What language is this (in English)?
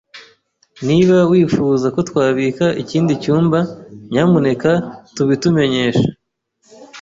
Kinyarwanda